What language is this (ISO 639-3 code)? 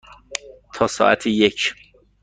fas